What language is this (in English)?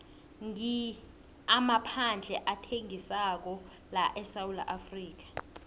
South Ndebele